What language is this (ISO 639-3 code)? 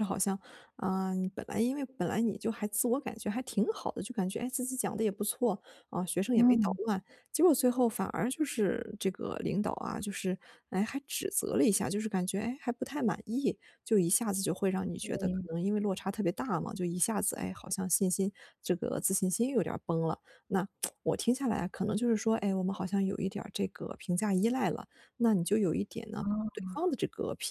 zho